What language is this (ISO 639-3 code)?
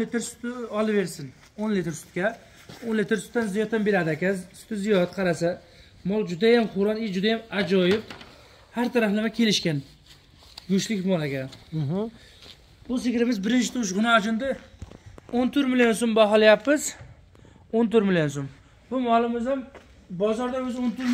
tur